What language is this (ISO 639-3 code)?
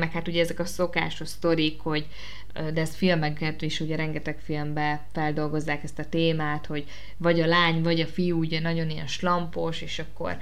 hun